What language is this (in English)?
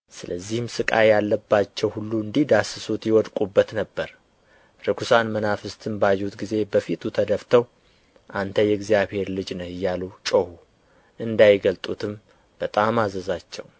Amharic